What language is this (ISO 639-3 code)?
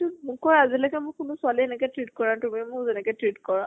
asm